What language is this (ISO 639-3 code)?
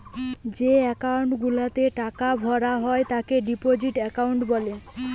ben